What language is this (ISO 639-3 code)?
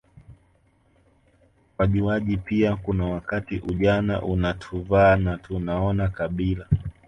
swa